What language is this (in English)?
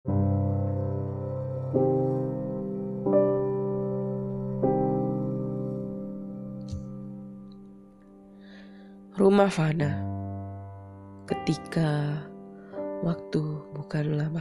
Indonesian